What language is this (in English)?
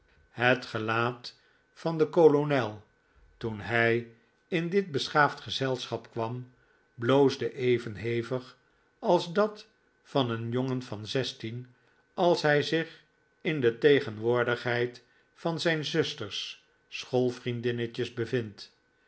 Dutch